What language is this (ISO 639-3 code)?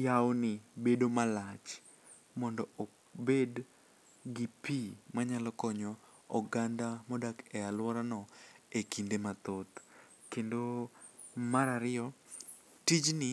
luo